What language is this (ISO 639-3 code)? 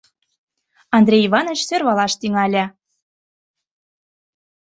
chm